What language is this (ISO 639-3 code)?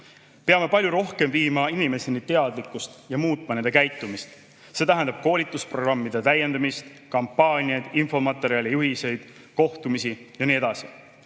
est